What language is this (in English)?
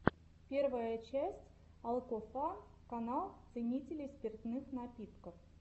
Russian